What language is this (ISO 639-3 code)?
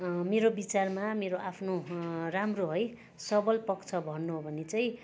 nep